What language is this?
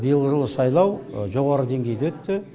Kazakh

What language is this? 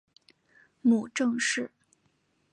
Chinese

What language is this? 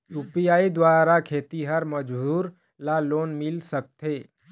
Chhattisgarhi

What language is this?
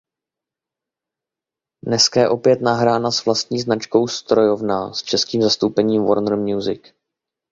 Czech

